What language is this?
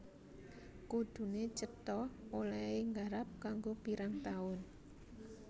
Javanese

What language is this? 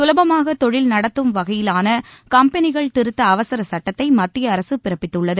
Tamil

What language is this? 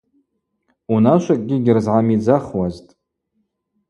Abaza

